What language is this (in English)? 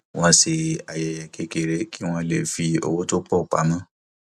Yoruba